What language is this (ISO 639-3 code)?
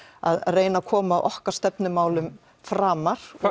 isl